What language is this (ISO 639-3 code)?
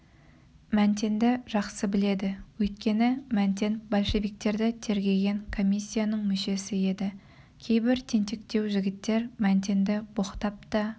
kaz